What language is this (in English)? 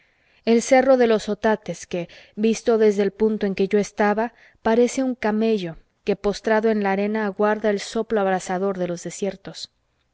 Spanish